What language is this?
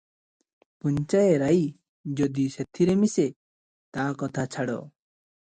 Odia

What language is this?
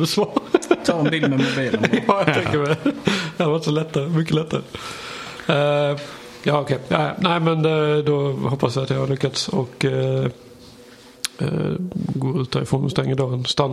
Swedish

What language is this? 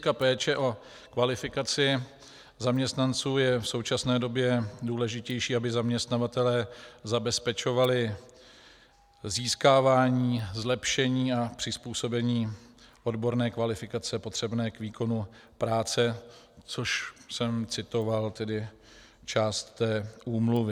Czech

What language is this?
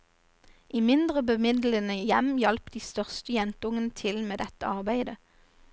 Norwegian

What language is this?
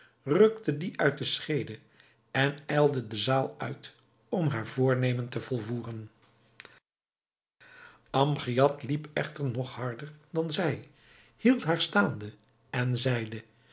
Dutch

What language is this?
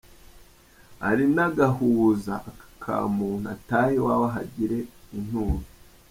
Kinyarwanda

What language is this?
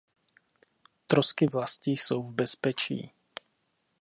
Czech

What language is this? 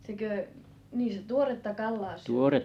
Finnish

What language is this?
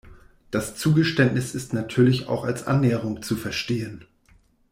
German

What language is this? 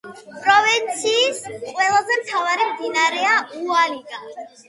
Georgian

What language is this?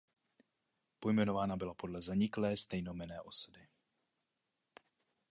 Czech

